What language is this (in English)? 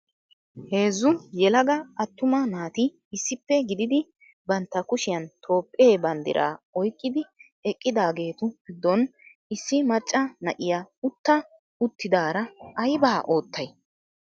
Wolaytta